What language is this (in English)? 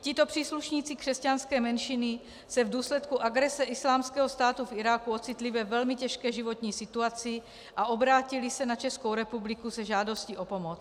Czech